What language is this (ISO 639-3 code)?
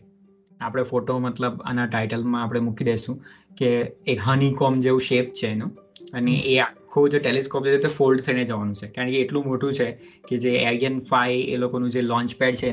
guj